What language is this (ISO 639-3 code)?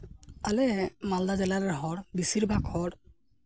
sat